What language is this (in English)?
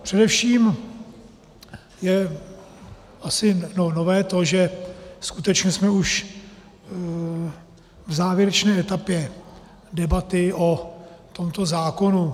Czech